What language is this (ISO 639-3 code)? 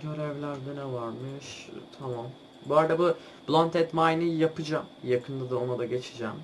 tur